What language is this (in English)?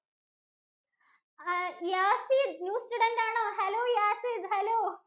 Malayalam